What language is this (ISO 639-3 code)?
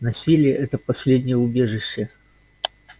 rus